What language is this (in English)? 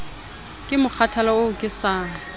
Southern Sotho